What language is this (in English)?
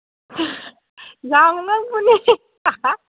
Manipuri